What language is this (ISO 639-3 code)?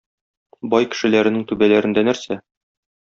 tat